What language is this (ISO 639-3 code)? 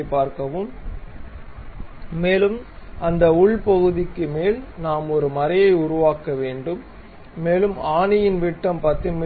tam